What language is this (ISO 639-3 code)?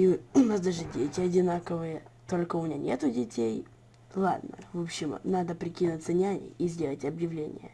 rus